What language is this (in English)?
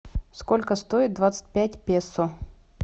Russian